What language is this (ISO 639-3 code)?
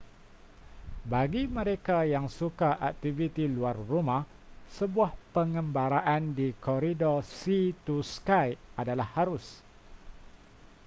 msa